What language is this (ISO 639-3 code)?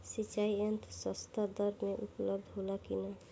bho